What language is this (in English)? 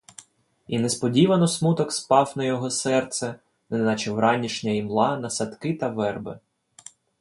Ukrainian